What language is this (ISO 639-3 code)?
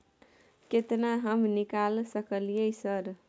mai